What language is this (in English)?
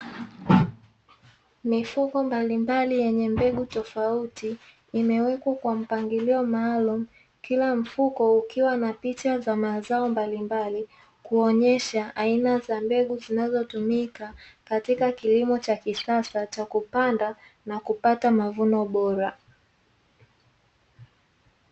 Swahili